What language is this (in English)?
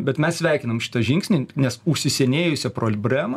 Lithuanian